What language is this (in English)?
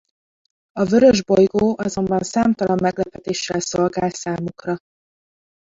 Hungarian